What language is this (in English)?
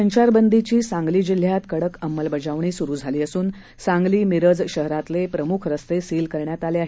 Marathi